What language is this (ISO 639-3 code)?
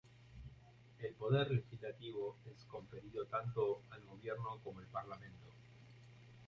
spa